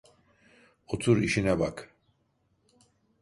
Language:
Turkish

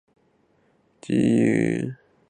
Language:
Chinese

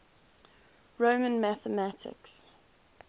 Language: English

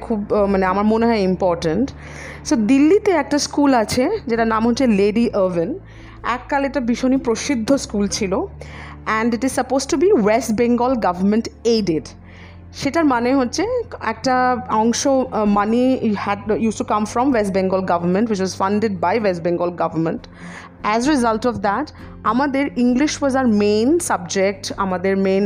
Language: Bangla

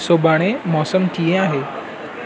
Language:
Sindhi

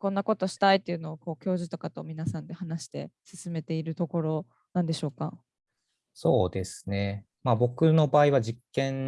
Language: Japanese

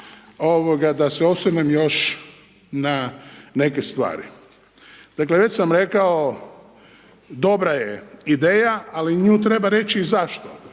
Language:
Croatian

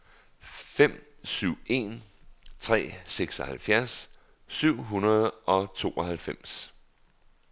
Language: Danish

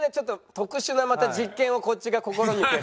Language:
Japanese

